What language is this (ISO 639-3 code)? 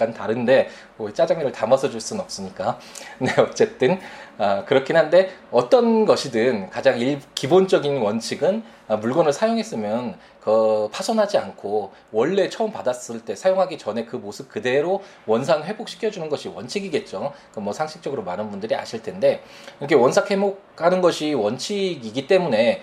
kor